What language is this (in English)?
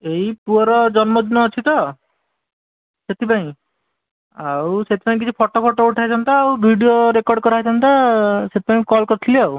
Odia